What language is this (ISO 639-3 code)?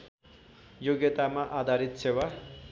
nep